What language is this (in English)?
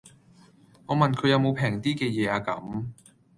Cantonese